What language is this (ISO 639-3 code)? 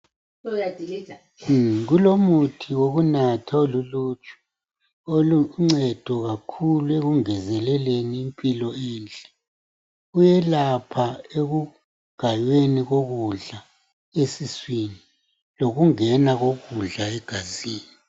nde